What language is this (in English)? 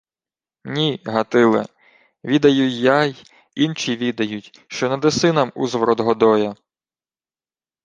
Ukrainian